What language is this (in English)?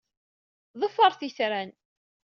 Kabyle